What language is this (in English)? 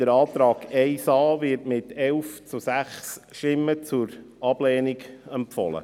Swiss German